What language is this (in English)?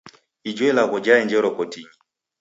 Taita